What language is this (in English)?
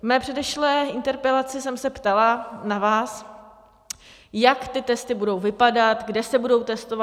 Czech